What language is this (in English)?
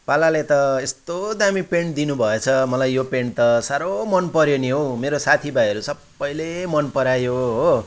Nepali